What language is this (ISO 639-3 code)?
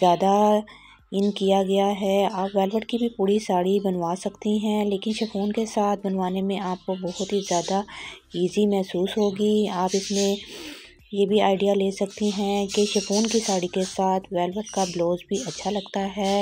hin